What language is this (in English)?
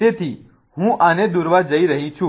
Gujarati